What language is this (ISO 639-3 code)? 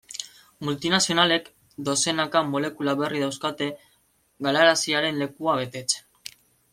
eus